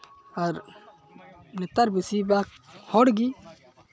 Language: Santali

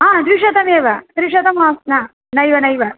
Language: Sanskrit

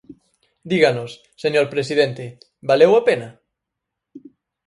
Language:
Galician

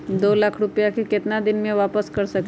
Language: Magahi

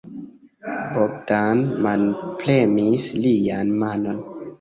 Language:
Esperanto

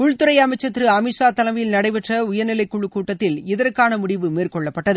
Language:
Tamil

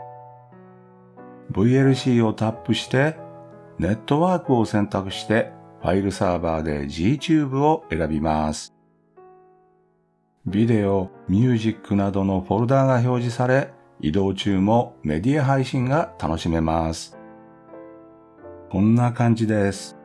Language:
Japanese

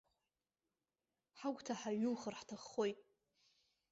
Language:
Abkhazian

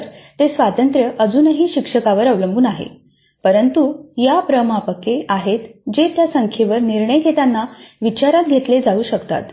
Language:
Marathi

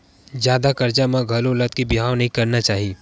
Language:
Chhattisgarhi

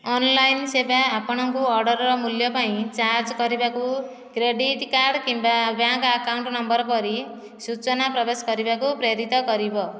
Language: Odia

